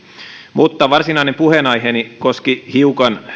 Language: Finnish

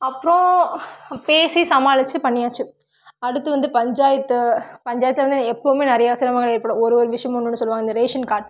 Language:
Tamil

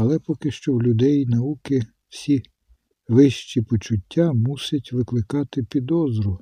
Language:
Ukrainian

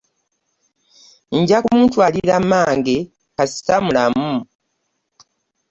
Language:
Ganda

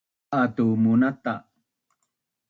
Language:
Bunun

